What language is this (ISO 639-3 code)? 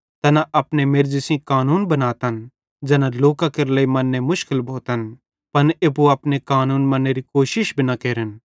bhd